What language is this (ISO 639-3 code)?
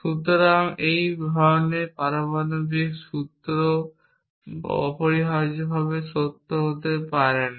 ben